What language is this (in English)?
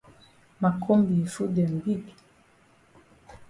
Cameroon Pidgin